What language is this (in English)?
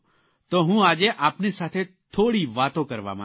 Gujarati